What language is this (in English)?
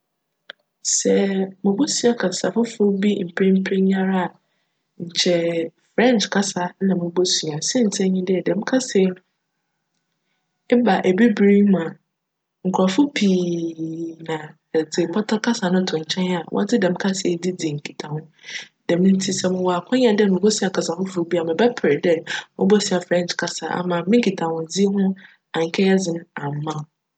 Akan